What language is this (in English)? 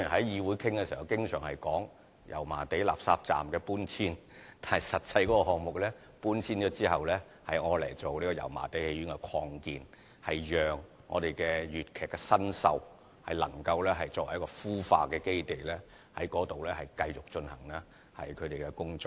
Cantonese